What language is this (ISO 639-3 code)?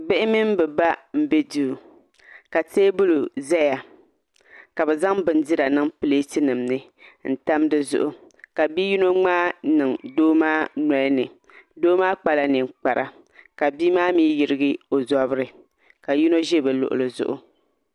dag